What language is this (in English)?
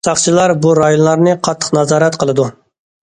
Uyghur